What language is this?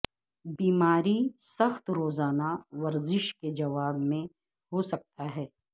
Urdu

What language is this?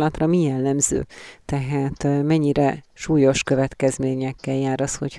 Hungarian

